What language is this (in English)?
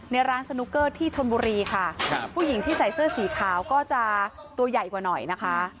Thai